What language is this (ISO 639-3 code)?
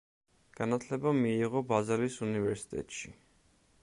kat